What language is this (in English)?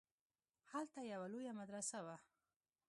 Pashto